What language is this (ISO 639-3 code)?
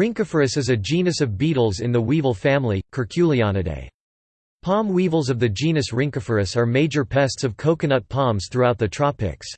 eng